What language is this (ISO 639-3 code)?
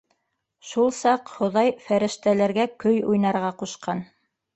bak